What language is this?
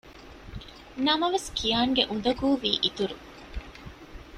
Divehi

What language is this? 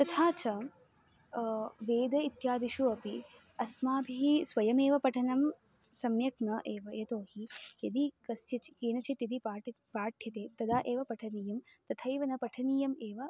Sanskrit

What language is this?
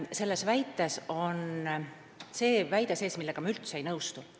Estonian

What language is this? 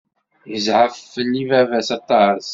Kabyle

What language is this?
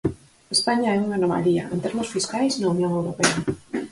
Galician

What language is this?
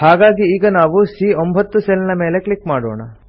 Kannada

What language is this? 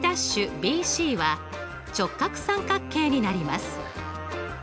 Japanese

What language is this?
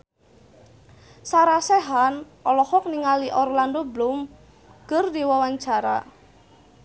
Sundanese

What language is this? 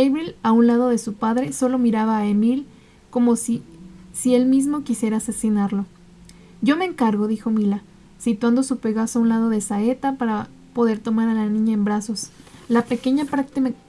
Spanish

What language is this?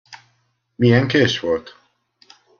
Hungarian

